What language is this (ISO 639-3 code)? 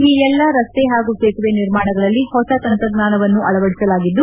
kan